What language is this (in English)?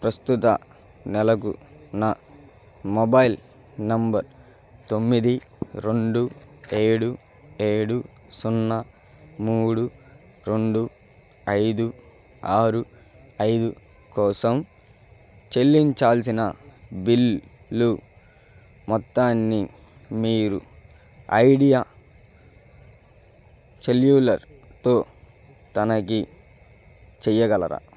Telugu